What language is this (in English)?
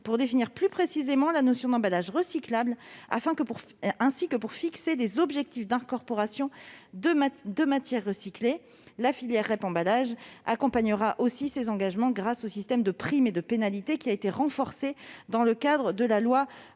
French